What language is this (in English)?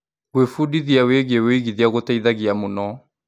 Kikuyu